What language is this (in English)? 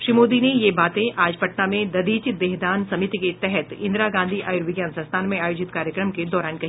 Hindi